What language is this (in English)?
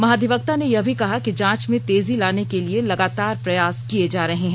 Hindi